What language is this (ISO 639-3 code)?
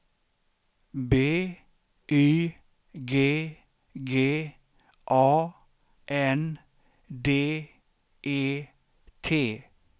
swe